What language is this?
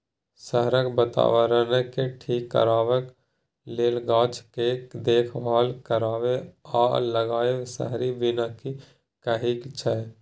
Maithili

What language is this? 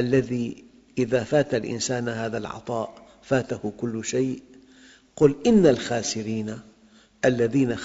Arabic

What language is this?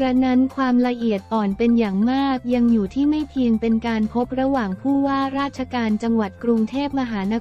Thai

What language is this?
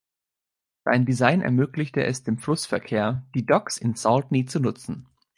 German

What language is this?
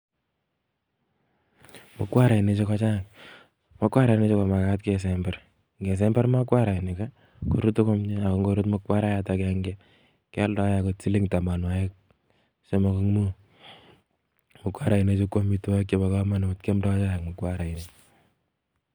Kalenjin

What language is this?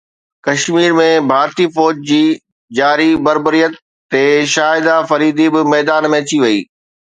Sindhi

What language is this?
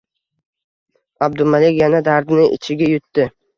Uzbek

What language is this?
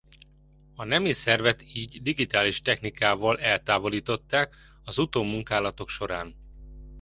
Hungarian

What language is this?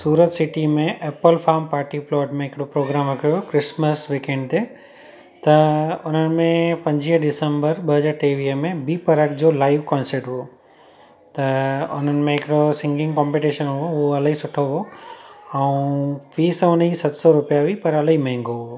Sindhi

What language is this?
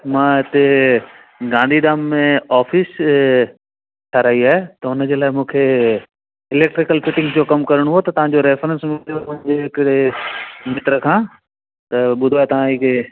Sindhi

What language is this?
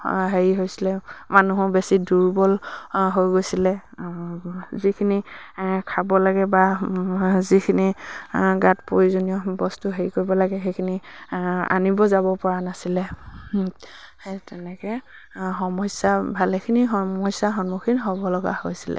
Assamese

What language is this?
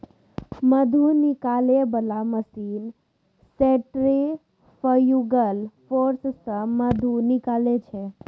Maithili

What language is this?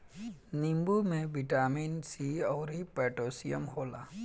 Bhojpuri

